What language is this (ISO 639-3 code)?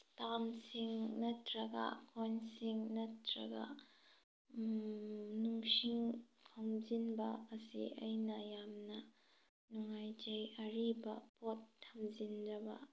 mni